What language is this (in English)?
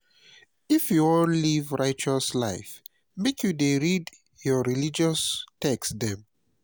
Nigerian Pidgin